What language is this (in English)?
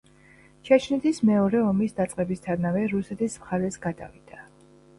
Georgian